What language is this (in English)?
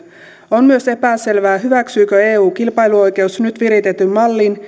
Finnish